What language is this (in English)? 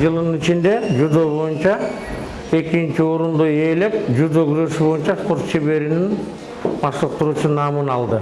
Turkish